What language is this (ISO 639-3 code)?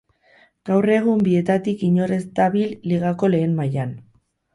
eus